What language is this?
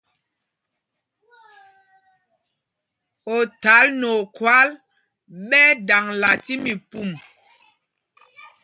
Mpumpong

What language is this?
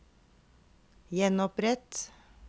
Norwegian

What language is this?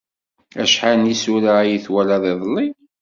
Kabyle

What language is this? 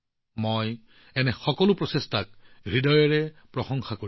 Assamese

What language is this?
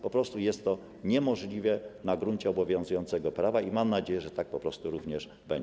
Polish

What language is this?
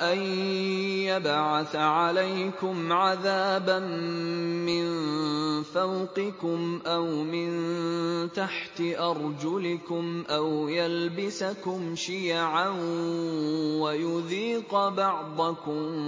Arabic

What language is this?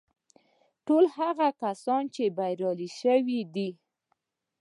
Pashto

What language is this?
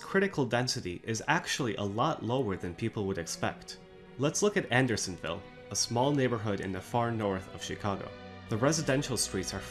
English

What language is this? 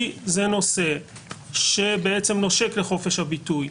Hebrew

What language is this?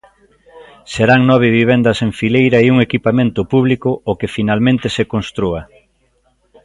Galician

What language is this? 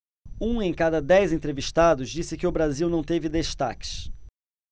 Portuguese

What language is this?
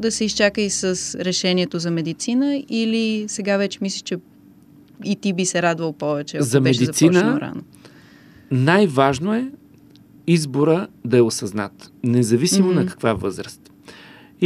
Bulgarian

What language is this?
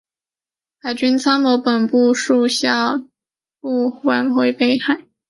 Chinese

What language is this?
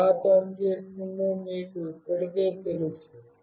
Telugu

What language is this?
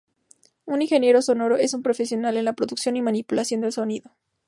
Spanish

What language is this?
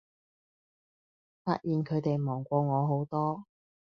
Cantonese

